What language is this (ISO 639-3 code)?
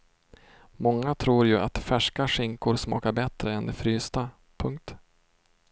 swe